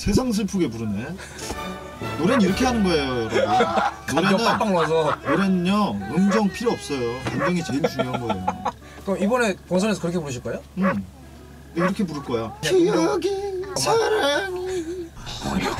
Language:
Korean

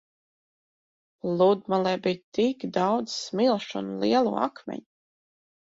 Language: Latvian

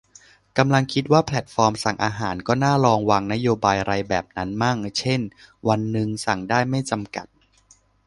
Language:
Thai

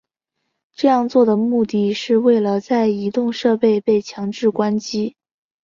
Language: Chinese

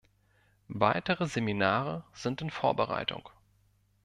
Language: German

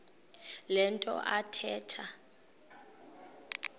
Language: Xhosa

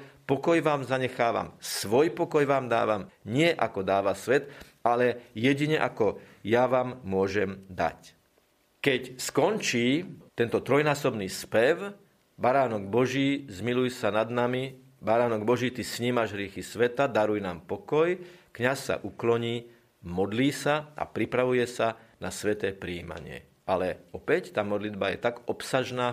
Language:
Slovak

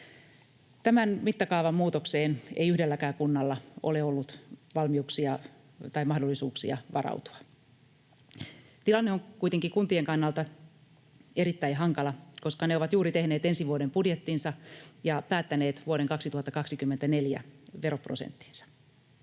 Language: Finnish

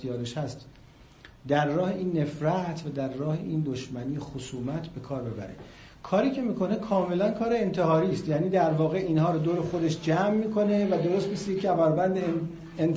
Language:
Persian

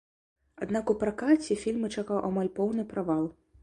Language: Belarusian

